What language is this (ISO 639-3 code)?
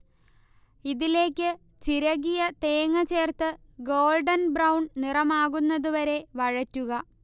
mal